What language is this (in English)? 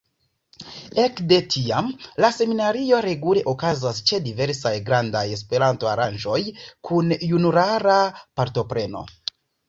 Esperanto